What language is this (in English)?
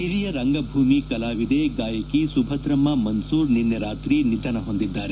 Kannada